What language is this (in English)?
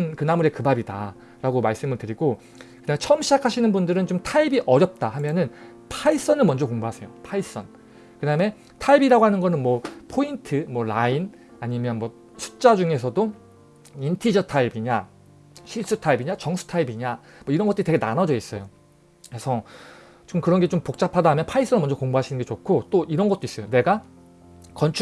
Korean